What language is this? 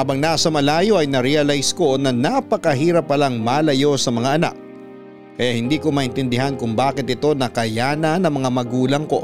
Filipino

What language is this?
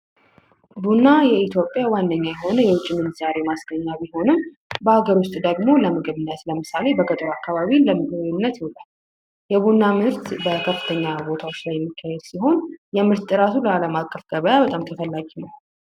Amharic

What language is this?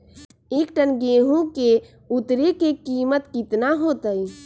Magahi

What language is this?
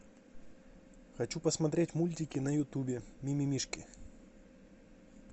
Russian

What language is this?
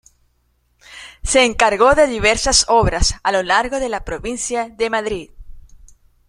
Spanish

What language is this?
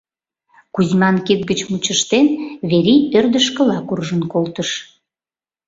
Mari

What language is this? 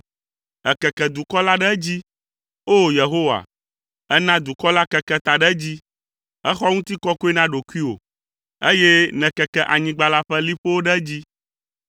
Ewe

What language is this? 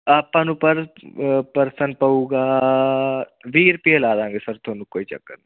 Punjabi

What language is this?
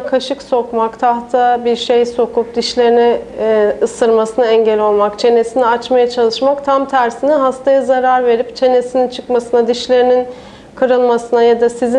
Turkish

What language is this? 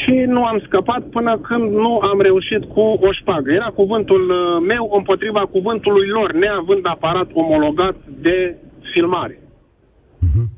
Romanian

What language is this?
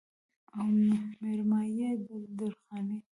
Pashto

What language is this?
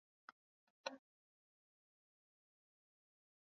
Swahili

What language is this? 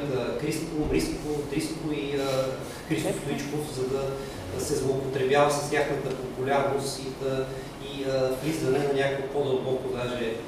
Bulgarian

